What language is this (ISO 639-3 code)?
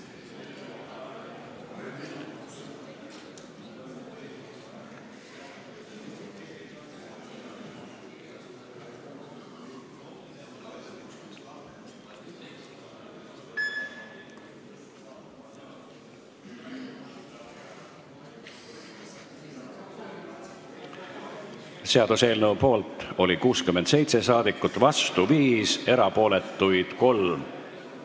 est